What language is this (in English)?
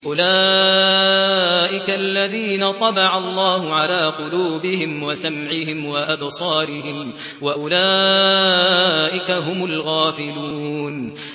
Arabic